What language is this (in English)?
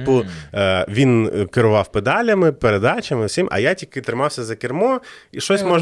Ukrainian